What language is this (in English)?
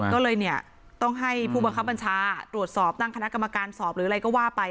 Thai